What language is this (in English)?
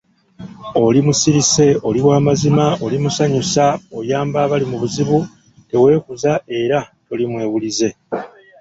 Ganda